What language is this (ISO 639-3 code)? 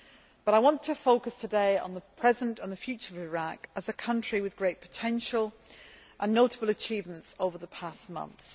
eng